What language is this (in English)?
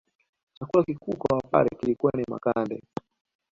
Swahili